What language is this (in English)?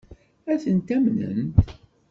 Kabyle